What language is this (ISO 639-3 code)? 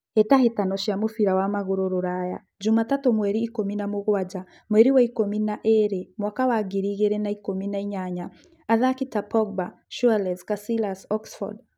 kik